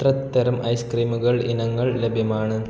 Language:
Malayalam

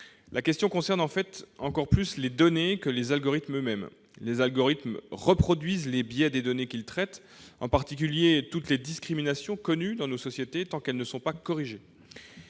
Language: French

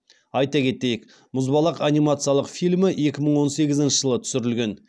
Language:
Kazakh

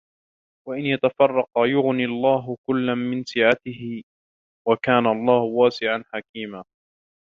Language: Arabic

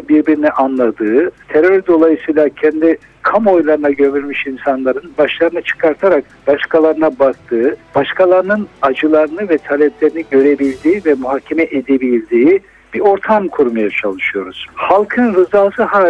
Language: Turkish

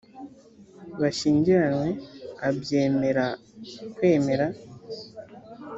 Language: Kinyarwanda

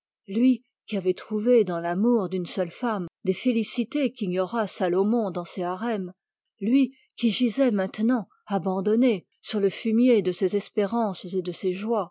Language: French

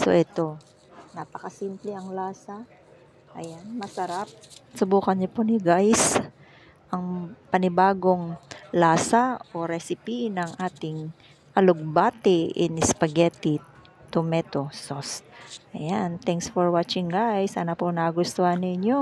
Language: Filipino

